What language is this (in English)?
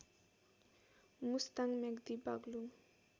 Nepali